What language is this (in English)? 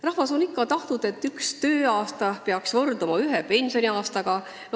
Estonian